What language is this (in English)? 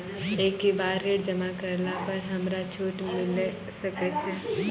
Maithili